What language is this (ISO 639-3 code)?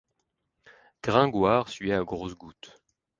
fra